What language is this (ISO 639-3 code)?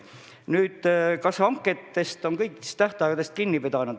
est